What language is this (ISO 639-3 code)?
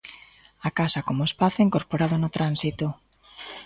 glg